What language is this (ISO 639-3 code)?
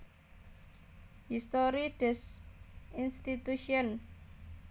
jav